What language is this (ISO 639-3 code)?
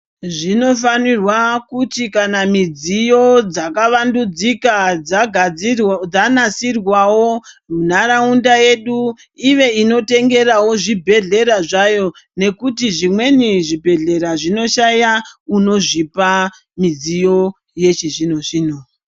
ndc